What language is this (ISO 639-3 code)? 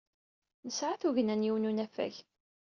kab